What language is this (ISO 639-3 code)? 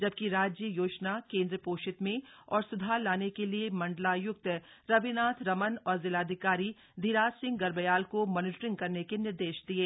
hin